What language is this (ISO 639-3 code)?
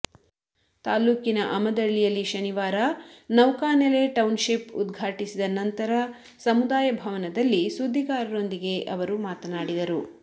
kan